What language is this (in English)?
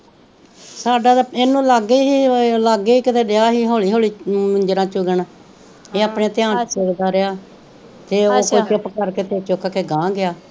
Punjabi